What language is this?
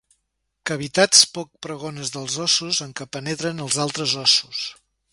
Catalan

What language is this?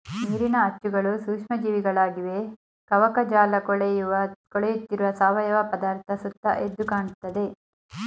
Kannada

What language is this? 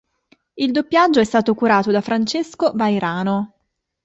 Italian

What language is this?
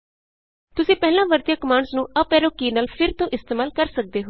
Punjabi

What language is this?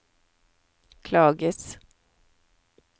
Norwegian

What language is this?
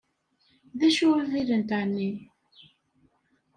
Kabyle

